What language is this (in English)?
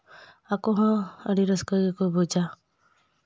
Santali